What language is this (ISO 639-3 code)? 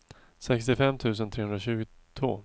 swe